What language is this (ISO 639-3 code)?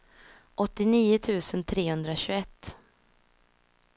swe